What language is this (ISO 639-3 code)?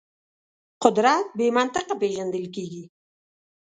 pus